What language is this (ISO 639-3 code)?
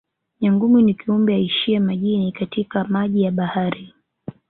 swa